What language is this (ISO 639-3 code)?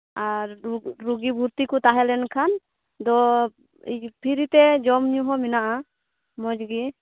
sat